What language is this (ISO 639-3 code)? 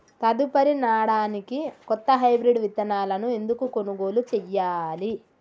tel